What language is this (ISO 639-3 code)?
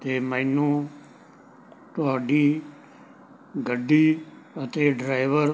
pan